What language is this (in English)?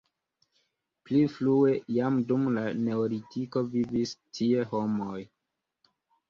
Esperanto